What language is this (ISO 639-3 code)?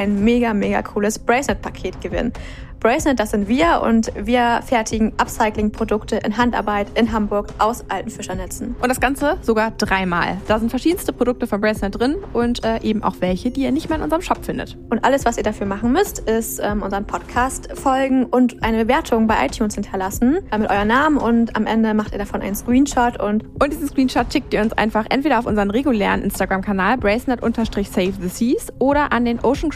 deu